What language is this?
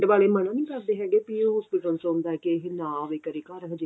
Punjabi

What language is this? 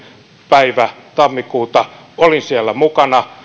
Finnish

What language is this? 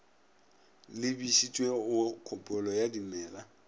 Northern Sotho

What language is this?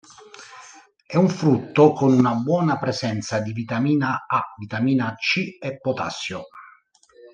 Italian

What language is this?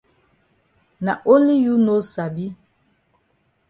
Cameroon Pidgin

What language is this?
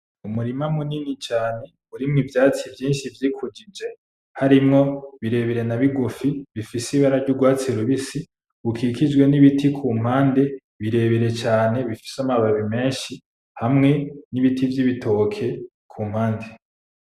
Rundi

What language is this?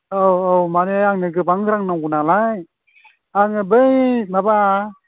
Bodo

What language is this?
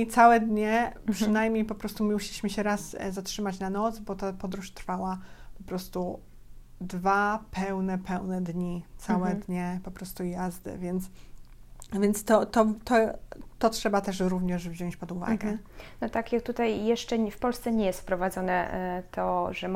Polish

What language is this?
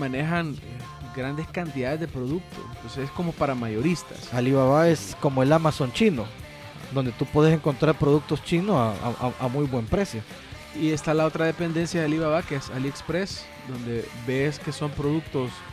Spanish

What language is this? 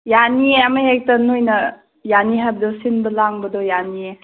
Manipuri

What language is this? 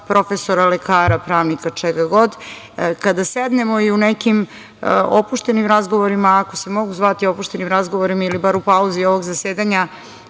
Serbian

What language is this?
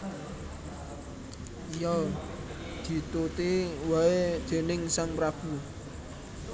Javanese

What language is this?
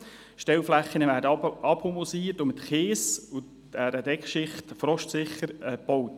Swiss German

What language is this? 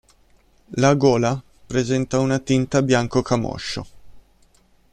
Italian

